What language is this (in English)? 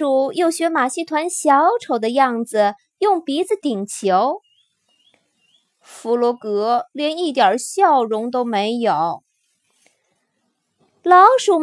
Chinese